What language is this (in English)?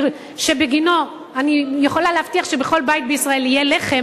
Hebrew